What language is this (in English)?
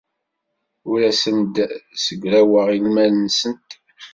Kabyle